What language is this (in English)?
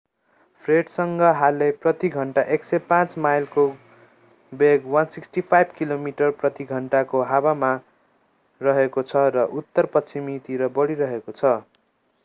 Nepali